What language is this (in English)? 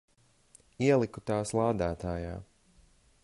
Latvian